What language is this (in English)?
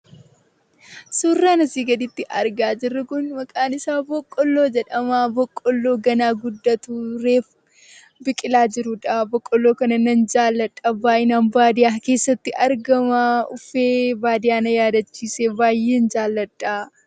Oromo